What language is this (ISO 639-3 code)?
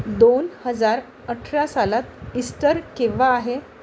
mar